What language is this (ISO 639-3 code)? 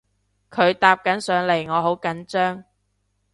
yue